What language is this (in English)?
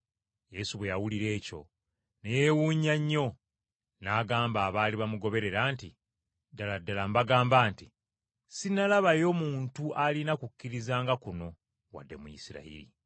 Ganda